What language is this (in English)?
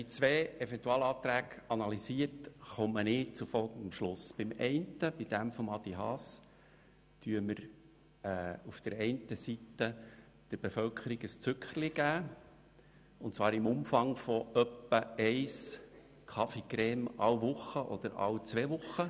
Swiss German